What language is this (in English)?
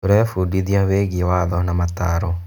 Kikuyu